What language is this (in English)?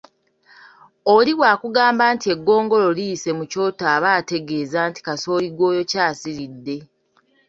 Ganda